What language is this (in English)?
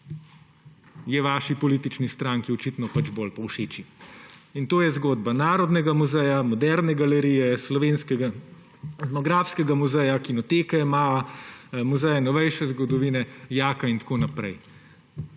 Slovenian